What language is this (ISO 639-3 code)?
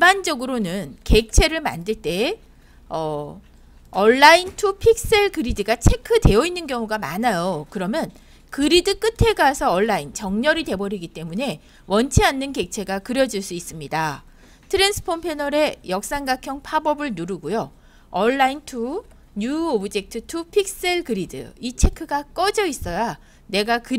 kor